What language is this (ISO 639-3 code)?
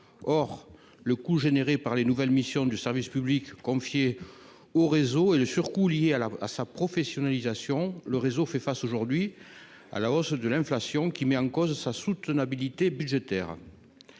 fra